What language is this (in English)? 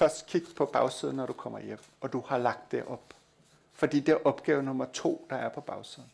Danish